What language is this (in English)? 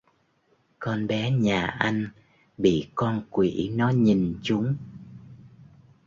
Vietnamese